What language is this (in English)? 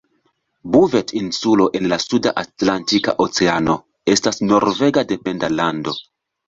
Esperanto